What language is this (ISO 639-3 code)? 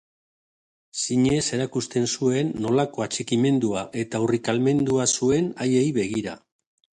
eus